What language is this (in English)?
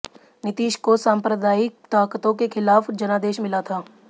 Hindi